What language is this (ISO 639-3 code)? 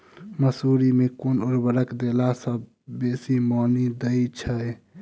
mai